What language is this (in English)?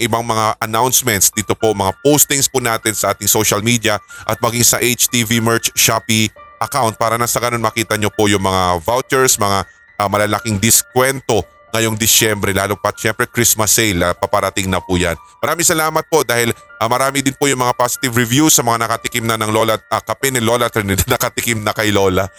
Filipino